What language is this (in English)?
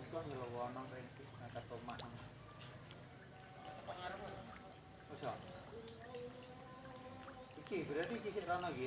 Indonesian